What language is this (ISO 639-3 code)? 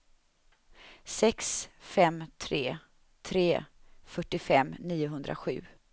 swe